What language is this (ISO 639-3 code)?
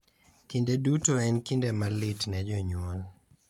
luo